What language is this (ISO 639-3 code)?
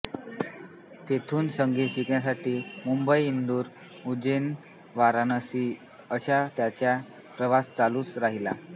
mar